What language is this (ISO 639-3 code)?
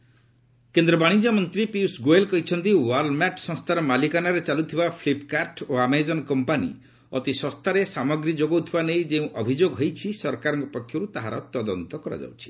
ori